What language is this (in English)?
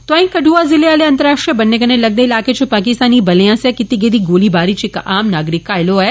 Dogri